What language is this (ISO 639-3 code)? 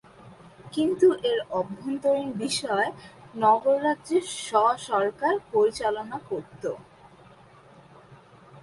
ben